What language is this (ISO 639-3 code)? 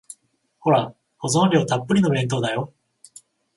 jpn